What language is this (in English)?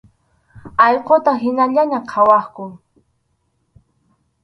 Arequipa-La Unión Quechua